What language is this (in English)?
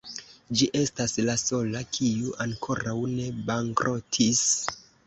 Esperanto